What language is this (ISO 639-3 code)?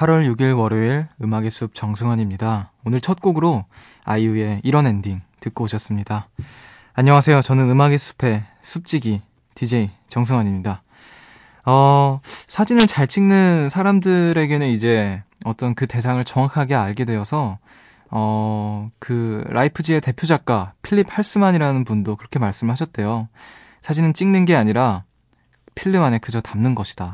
kor